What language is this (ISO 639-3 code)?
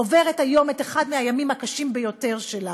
heb